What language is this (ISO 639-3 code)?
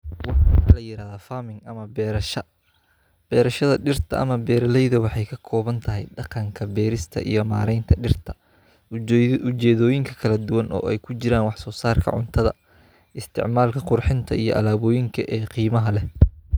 som